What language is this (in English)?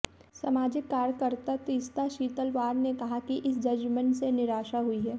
Hindi